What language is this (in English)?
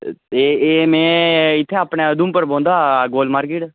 Dogri